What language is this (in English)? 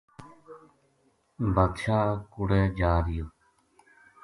Gujari